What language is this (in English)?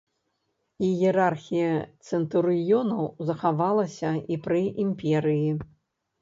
Belarusian